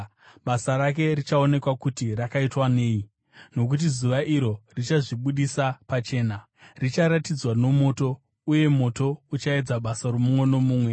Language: Shona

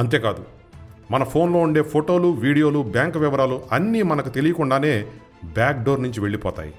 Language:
Telugu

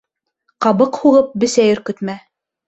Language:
Bashkir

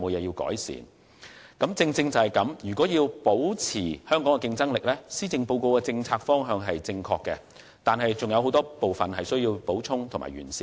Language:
Cantonese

